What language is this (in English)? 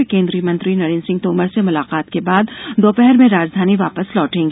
Hindi